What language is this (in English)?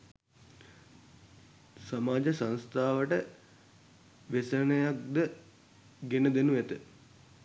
Sinhala